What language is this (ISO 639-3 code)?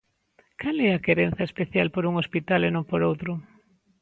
glg